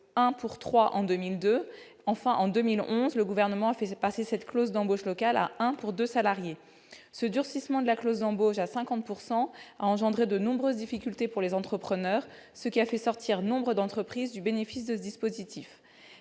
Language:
French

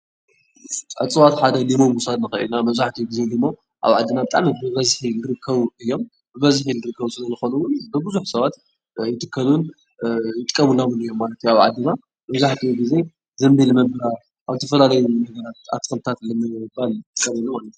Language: Tigrinya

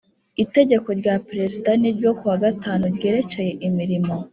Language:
Kinyarwanda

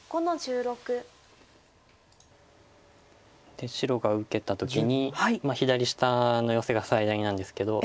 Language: Japanese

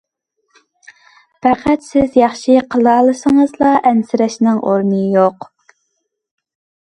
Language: Uyghur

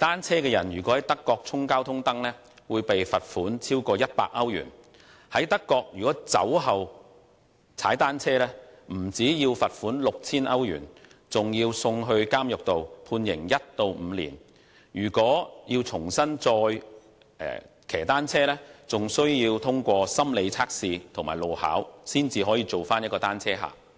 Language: Cantonese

